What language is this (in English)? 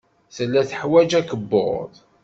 Kabyle